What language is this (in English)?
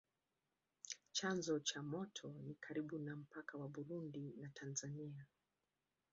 Swahili